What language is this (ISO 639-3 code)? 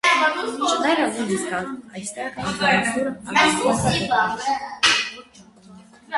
hye